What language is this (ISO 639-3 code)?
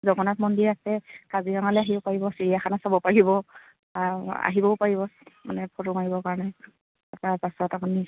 asm